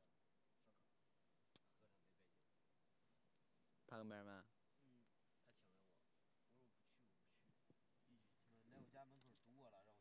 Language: Chinese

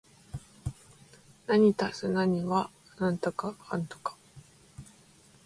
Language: Japanese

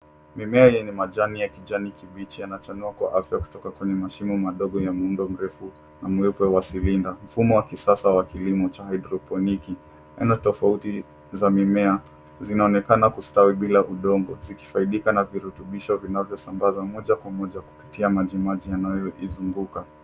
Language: Swahili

